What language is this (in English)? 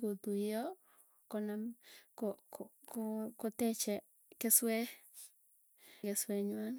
Tugen